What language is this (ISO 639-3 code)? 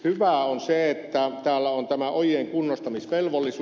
fin